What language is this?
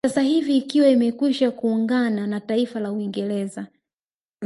Swahili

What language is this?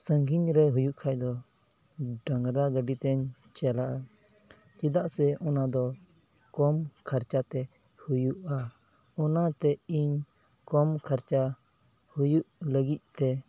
Santali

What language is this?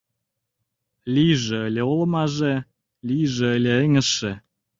Mari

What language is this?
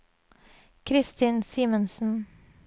Norwegian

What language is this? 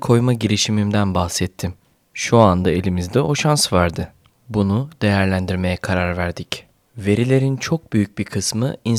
Turkish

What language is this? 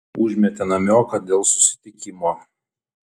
Lithuanian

